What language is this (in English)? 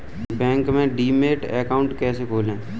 Hindi